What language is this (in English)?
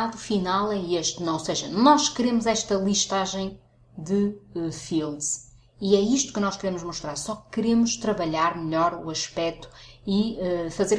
Portuguese